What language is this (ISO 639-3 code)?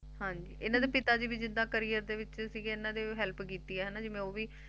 pan